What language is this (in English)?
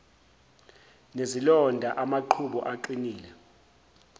Zulu